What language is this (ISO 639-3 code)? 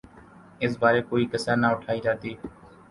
urd